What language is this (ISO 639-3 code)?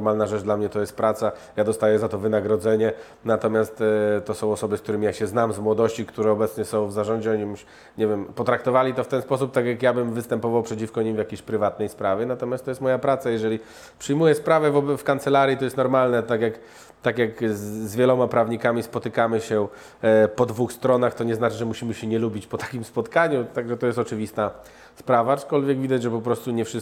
pol